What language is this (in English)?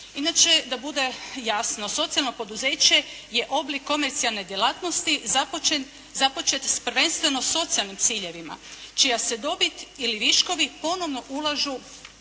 Croatian